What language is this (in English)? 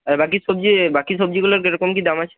Bangla